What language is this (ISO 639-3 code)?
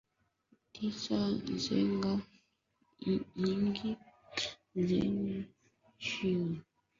swa